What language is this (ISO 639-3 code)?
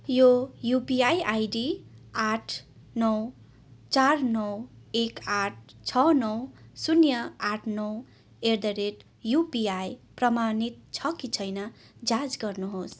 nep